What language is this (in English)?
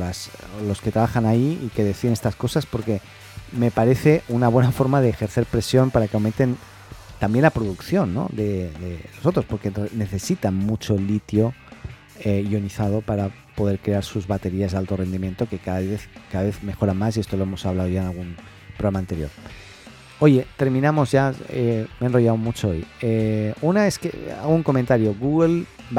Spanish